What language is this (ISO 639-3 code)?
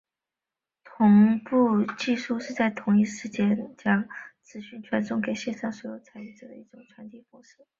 zho